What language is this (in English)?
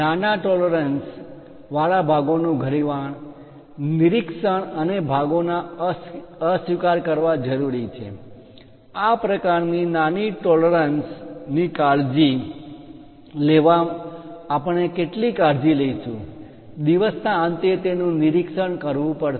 Gujarati